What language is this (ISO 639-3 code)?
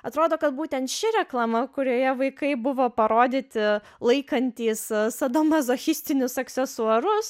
lit